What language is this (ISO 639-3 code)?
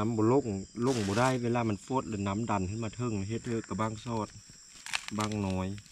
tha